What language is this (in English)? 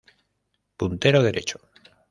Spanish